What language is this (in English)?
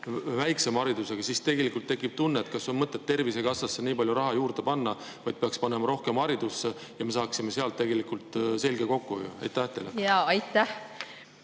Estonian